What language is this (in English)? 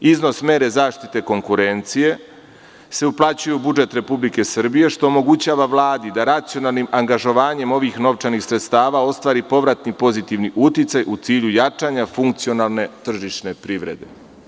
Serbian